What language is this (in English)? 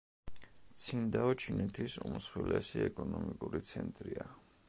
Georgian